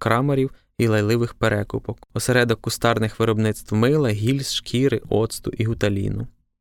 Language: Ukrainian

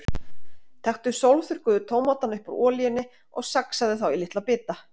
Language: Icelandic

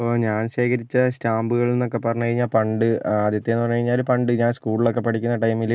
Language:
Malayalam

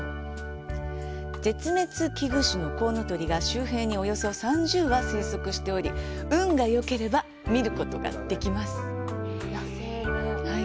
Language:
Japanese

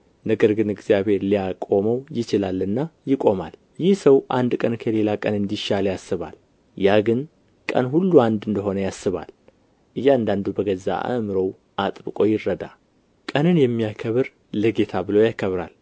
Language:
Amharic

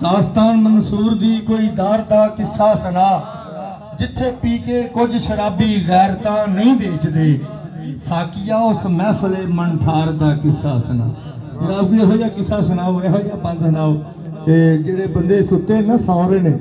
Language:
Hindi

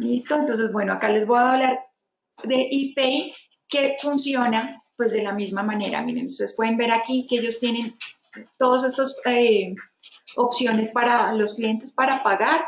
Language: Spanish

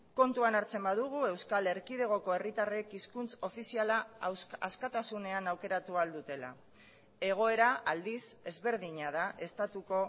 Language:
Basque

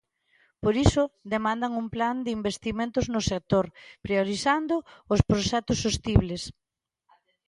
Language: Galician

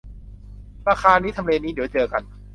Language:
Thai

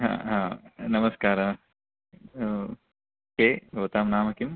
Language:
Sanskrit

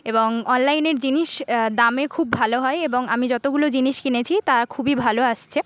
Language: Bangla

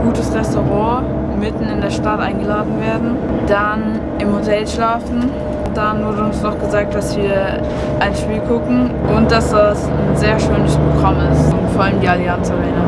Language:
German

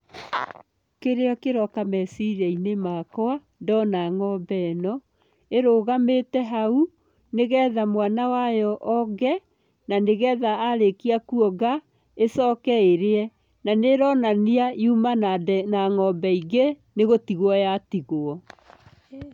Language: Kikuyu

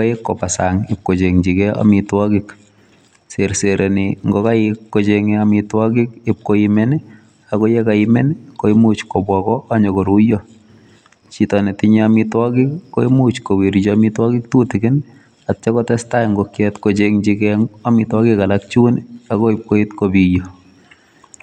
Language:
Kalenjin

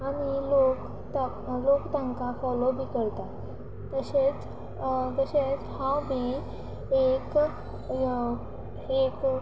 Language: Konkani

